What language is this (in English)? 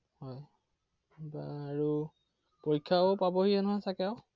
Assamese